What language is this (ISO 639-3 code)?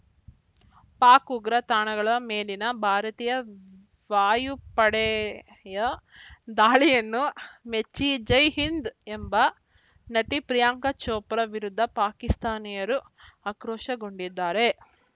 kan